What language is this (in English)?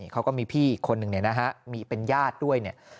Thai